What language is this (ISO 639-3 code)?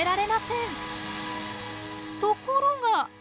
jpn